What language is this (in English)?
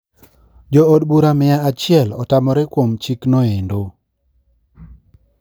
Luo (Kenya and Tanzania)